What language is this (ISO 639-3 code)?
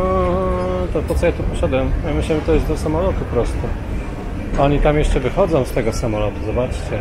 pol